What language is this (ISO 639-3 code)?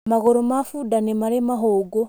kik